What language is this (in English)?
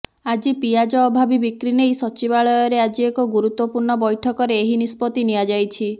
Odia